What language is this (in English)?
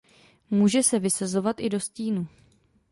Czech